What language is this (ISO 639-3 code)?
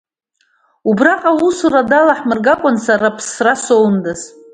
abk